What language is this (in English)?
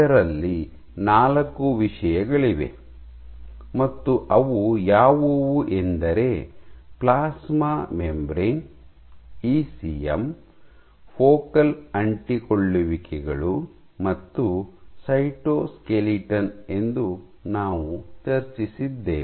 Kannada